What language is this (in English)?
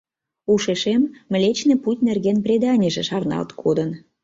Mari